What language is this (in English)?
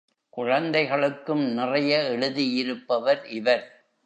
Tamil